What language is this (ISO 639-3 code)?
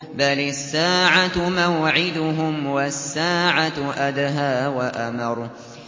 ara